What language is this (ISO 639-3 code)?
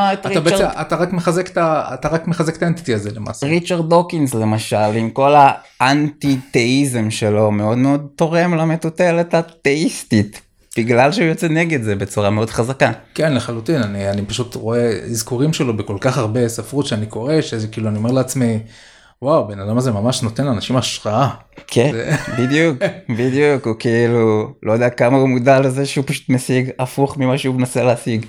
heb